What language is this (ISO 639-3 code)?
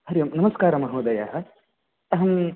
san